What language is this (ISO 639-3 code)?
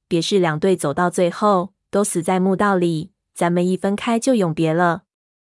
zho